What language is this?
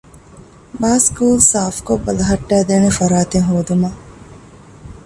Divehi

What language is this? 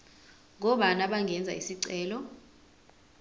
Zulu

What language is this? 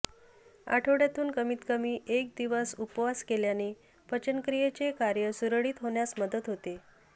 Marathi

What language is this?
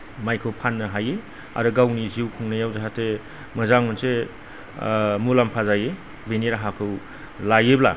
Bodo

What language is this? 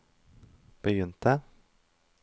Norwegian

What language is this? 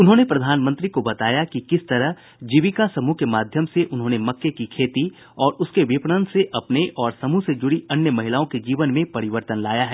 Hindi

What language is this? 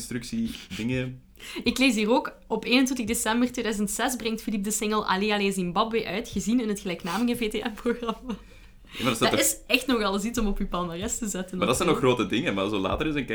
Dutch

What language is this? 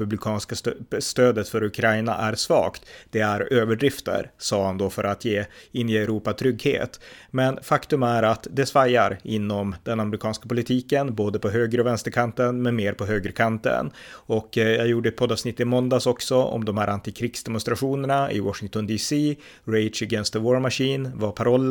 Swedish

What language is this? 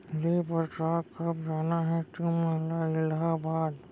Chhattisgarhi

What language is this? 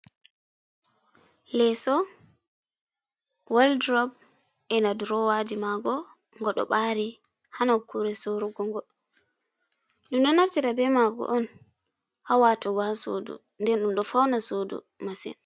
Fula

